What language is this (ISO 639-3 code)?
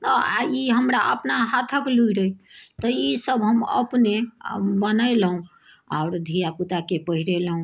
mai